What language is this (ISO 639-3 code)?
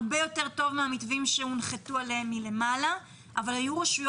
heb